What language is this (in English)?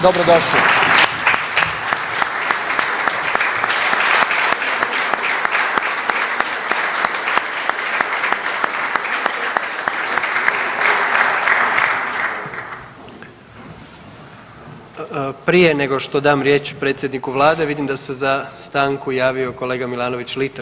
Croatian